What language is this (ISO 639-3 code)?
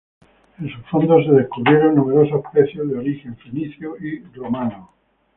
spa